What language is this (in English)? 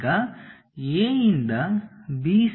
Kannada